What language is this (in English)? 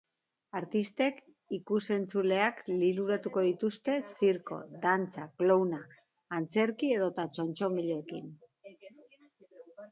Basque